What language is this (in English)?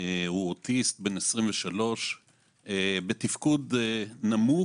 Hebrew